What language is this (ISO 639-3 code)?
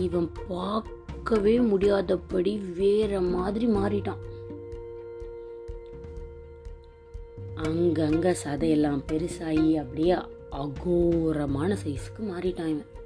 tam